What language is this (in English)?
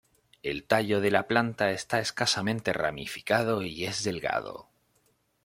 Spanish